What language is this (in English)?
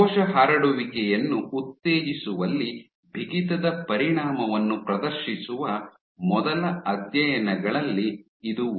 Kannada